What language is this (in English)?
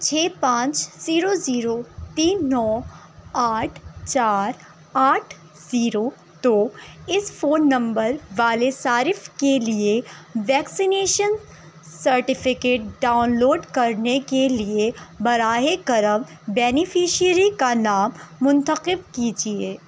Urdu